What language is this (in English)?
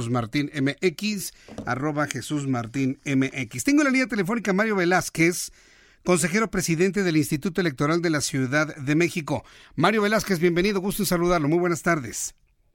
Spanish